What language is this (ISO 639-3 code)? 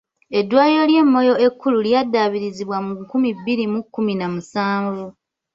lug